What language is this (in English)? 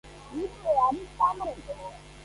Georgian